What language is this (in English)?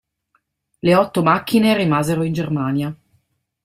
Italian